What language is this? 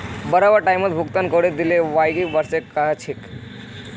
Magahi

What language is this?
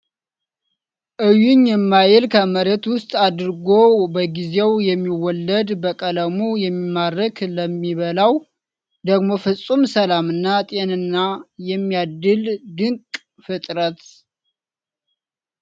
Amharic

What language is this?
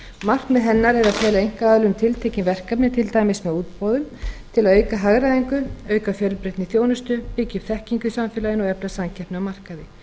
Icelandic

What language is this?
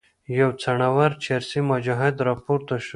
Pashto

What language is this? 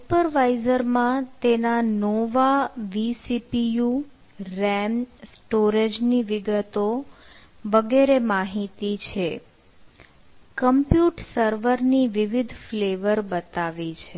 Gujarati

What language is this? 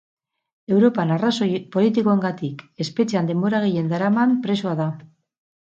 Basque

